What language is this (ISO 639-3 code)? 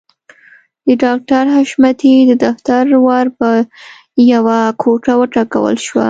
pus